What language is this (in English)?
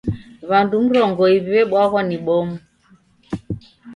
Taita